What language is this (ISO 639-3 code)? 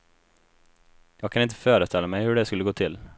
swe